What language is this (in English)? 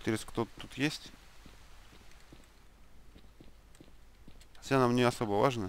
Russian